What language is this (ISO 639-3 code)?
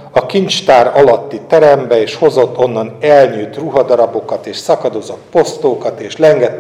hun